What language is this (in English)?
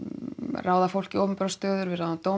Icelandic